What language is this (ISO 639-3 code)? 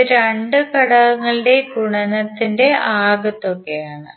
mal